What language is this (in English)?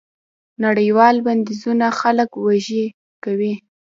Pashto